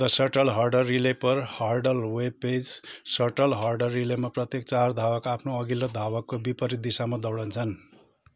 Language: Nepali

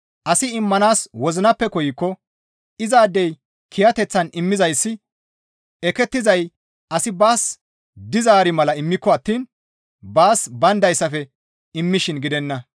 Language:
Gamo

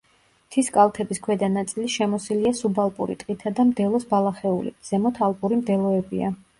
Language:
Georgian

